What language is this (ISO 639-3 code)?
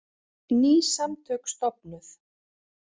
isl